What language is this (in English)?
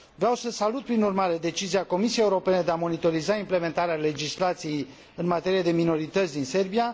Romanian